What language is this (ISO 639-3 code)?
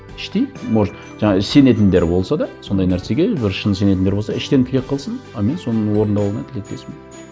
kaz